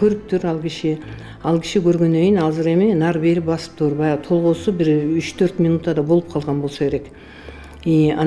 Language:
Turkish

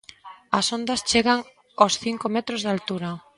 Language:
Galician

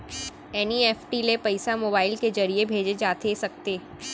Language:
Chhattisgarhi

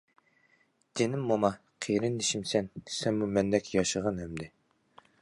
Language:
Uyghur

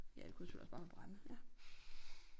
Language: Danish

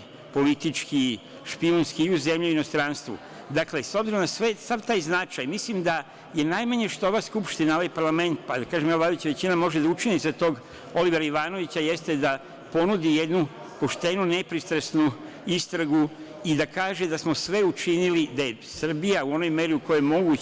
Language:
Serbian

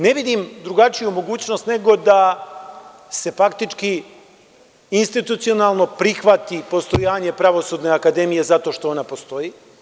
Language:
Serbian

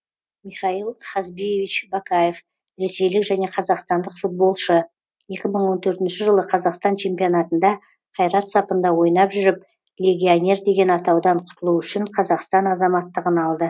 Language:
Kazakh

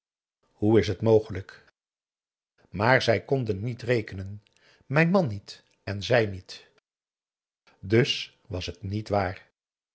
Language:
Dutch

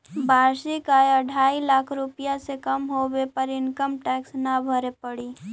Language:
Magahi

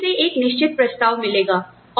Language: Hindi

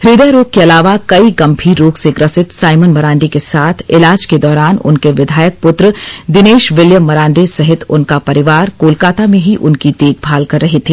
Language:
Hindi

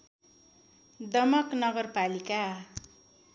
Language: Nepali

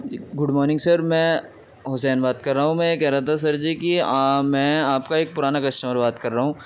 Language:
Urdu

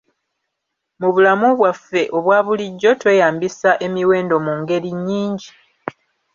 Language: Ganda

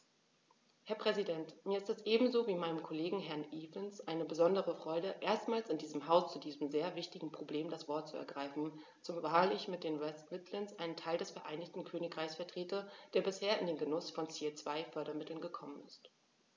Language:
German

